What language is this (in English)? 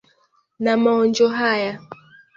Swahili